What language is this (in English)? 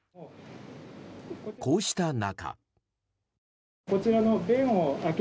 Japanese